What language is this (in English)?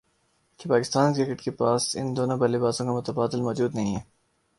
Urdu